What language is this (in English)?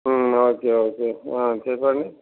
Telugu